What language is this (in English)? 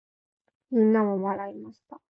Japanese